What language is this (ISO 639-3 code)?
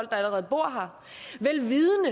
dan